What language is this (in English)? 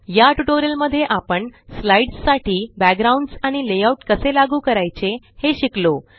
Marathi